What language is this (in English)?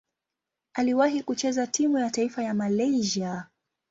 Swahili